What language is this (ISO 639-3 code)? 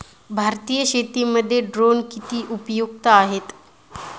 mar